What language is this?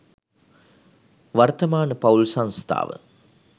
Sinhala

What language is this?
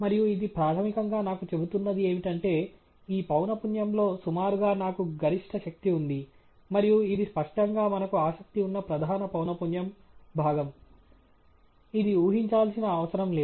Telugu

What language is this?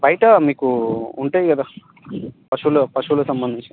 Telugu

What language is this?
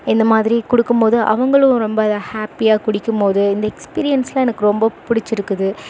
Tamil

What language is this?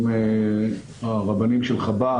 Hebrew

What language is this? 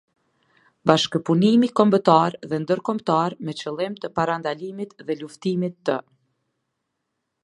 Albanian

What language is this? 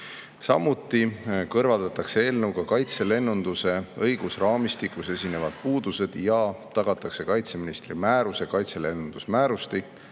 Estonian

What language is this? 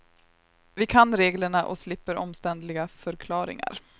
Swedish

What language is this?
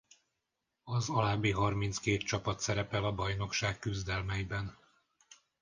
Hungarian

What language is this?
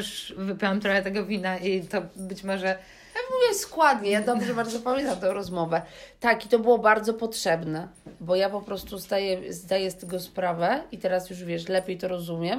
Polish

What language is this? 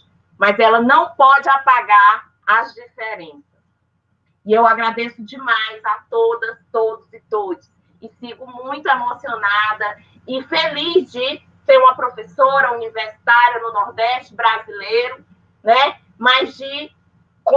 Portuguese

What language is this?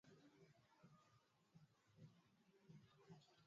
Swahili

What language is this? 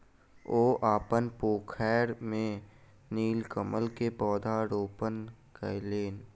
Maithili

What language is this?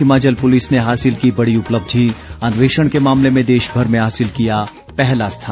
Hindi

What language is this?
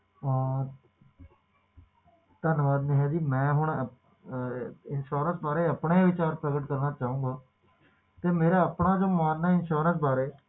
Punjabi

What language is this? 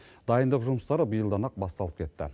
Kazakh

